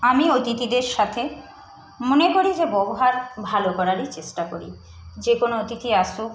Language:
Bangla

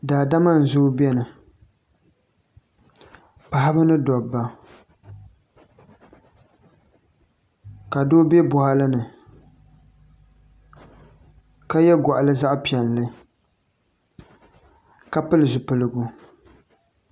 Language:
Dagbani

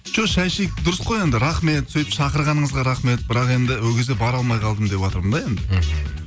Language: Kazakh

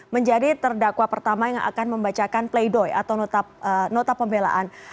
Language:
Indonesian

